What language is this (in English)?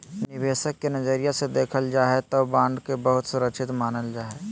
Magahi